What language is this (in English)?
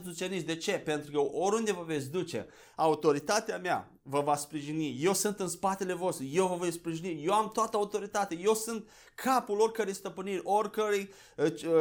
Romanian